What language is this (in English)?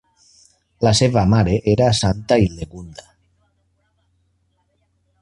Catalan